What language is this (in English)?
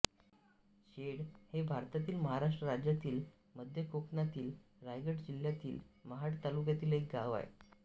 Marathi